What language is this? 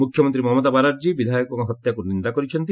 Odia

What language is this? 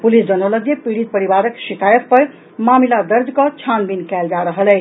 Maithili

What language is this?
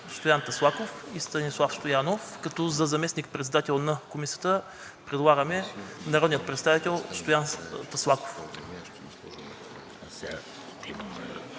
Bulgarian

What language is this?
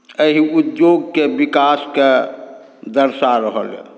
Maithili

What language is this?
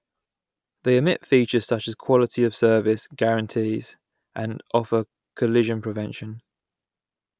English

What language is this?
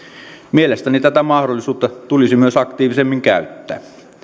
Finnish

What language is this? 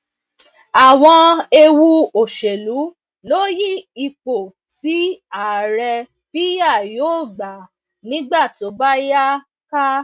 Yoruba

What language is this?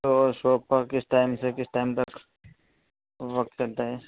Urdu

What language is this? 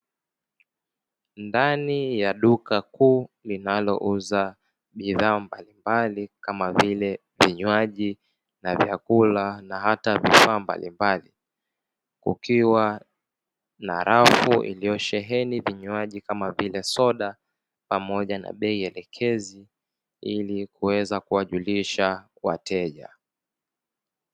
Swahili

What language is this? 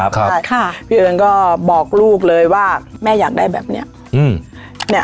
Thai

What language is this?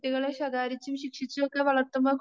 Malayalam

